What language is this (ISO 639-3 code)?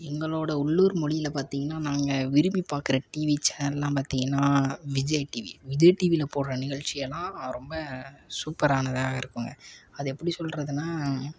tam